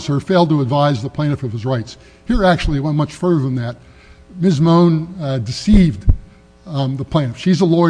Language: English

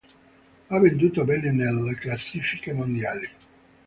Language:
Italian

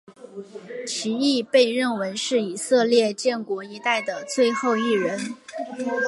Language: Chinese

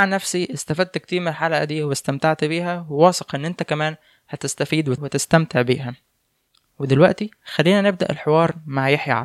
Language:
Arabic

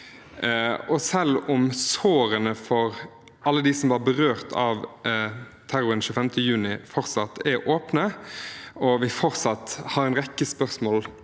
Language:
Norwegian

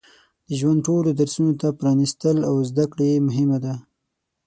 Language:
Pashto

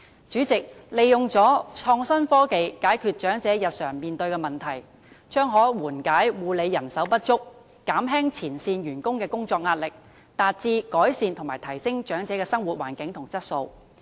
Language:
Cantonese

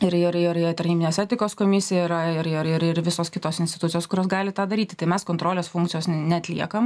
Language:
Lithuanian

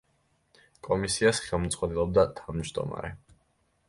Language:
Georgian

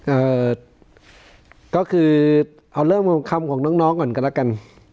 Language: Thai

